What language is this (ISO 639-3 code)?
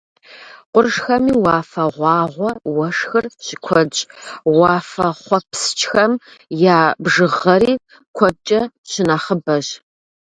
kbd